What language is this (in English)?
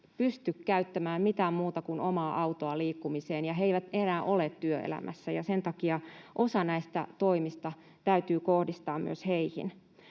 Finnish